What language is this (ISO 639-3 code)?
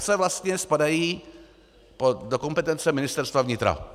ces